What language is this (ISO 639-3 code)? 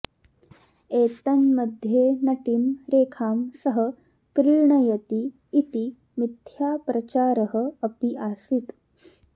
san